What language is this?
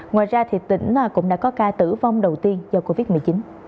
Vietnamese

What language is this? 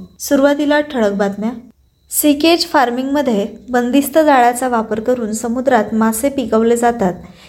Marathi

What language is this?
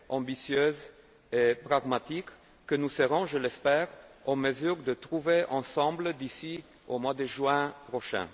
French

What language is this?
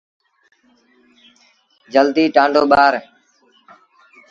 Sindhi Bhil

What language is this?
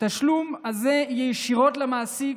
Hebrew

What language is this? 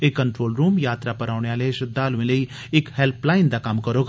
Dogri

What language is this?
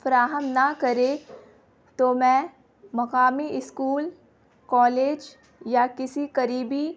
Urdu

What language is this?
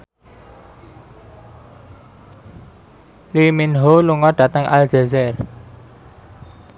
Javanese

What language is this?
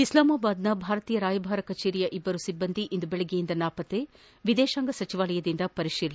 Kannada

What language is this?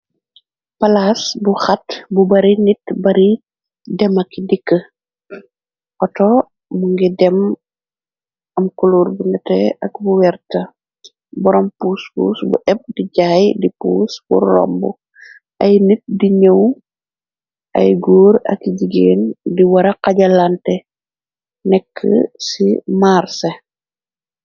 Wolof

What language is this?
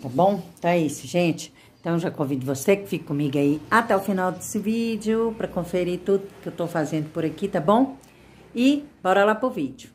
Portuguese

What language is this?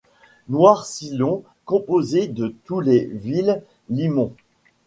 French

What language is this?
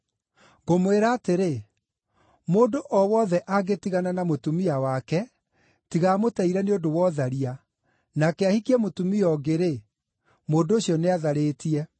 Kikuyu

